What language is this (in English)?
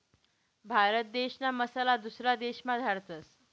Marathi